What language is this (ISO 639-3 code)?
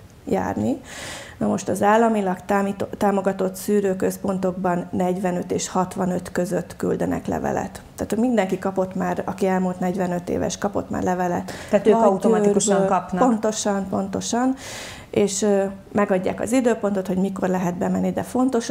hun